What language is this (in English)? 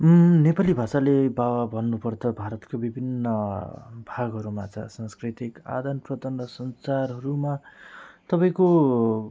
Nepali